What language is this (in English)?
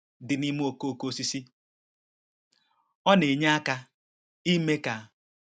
Igbo